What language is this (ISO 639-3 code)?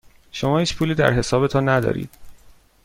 fas